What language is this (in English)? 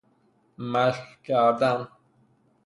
Persian